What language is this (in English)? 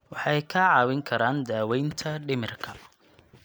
Somali